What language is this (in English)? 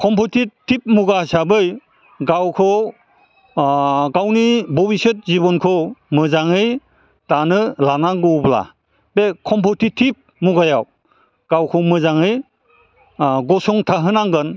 Bodo